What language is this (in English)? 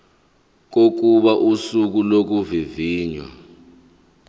Zulu